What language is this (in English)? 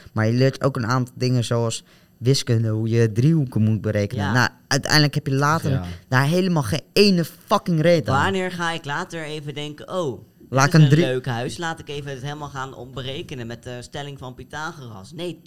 Dutch